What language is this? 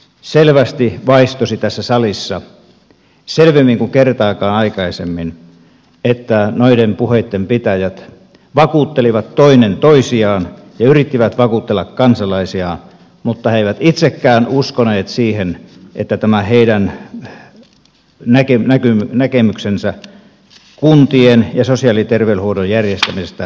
Finnish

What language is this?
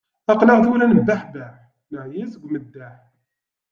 Kabyle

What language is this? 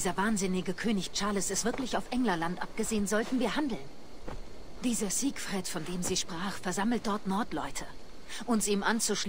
German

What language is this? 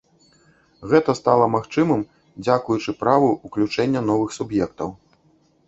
Belarusian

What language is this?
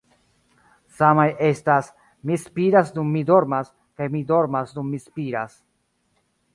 Esperanto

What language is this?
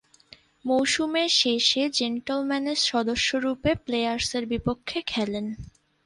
Bangla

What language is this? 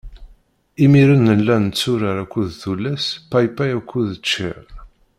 Kabyle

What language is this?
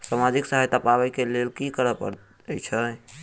Maithili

